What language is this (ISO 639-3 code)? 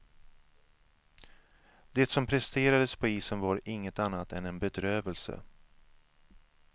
swe